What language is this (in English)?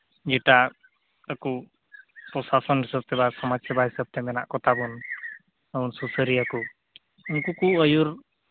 Santali